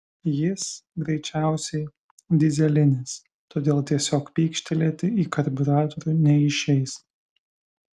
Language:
Lithuanian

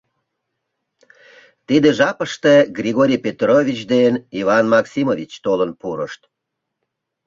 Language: Mari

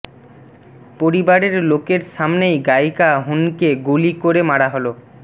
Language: Bangla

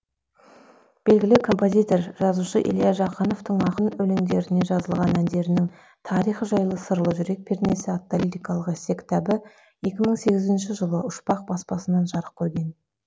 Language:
Kazakh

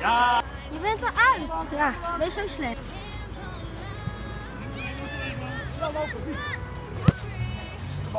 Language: Dutch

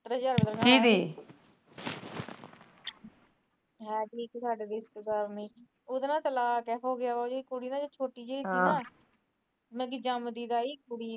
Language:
Punjabi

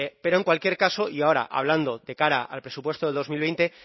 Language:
Spanish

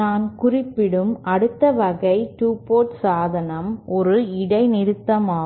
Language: Tamil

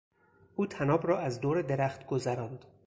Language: Persian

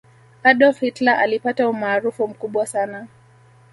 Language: Swahili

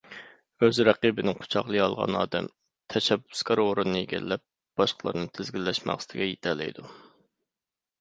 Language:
Uyghur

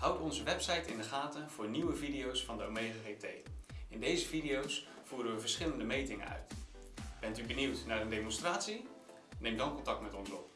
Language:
Dutch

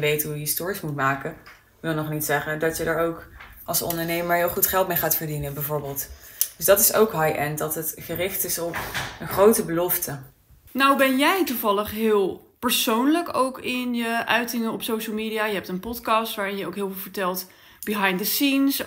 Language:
Dutch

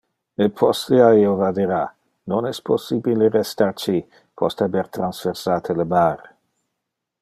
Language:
Interlingua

